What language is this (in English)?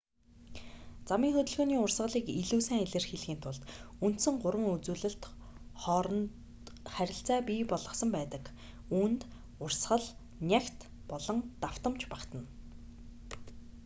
Mongolian